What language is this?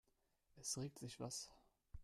German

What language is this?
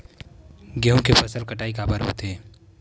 Chhattisgarhi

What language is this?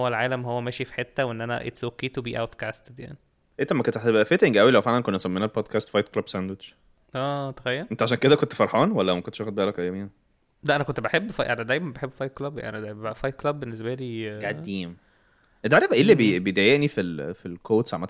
Arabic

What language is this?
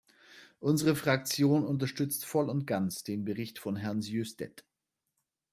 German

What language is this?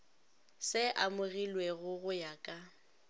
Northern Sotho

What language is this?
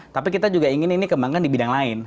Indonesian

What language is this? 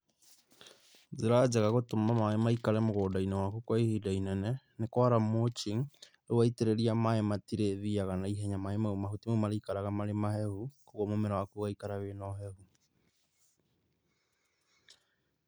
Kikuyu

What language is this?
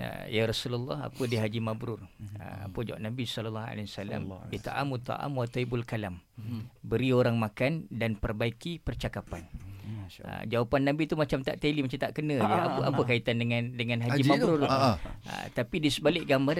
Malay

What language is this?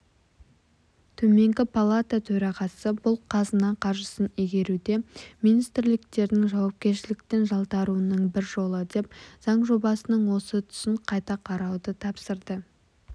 Kazakh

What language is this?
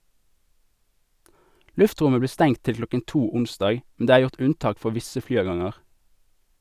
Norwegian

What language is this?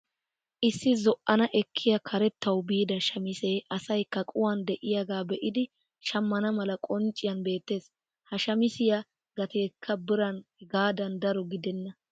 Wolaytta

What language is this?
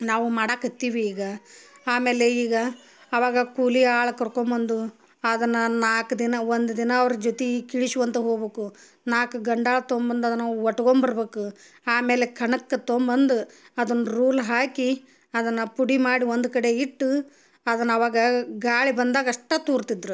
Kannada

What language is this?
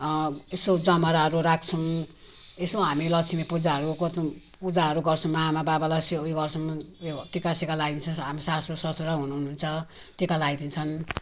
Nepali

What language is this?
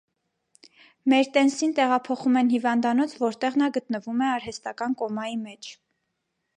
Armenian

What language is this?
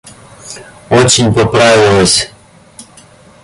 Russian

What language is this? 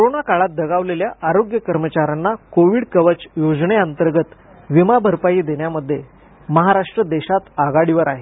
Marathi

